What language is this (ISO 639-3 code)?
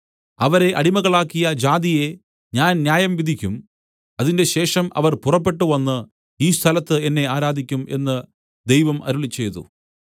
mal